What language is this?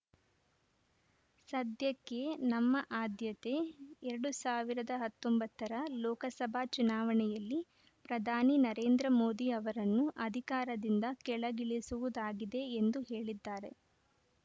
Kannada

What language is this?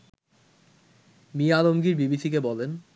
Bangla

